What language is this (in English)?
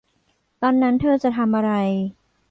Thai